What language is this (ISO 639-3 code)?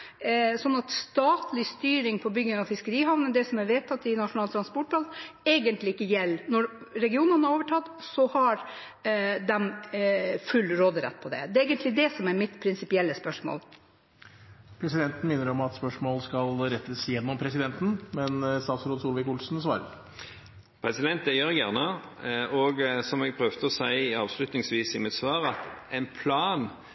nor